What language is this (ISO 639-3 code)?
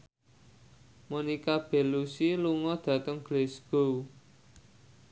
jav